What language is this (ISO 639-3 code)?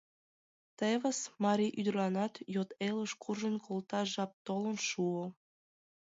chm